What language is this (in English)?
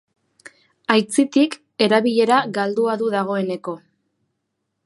Basque